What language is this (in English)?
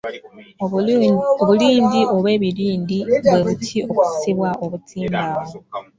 Ganda